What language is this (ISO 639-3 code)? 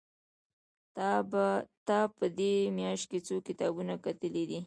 pus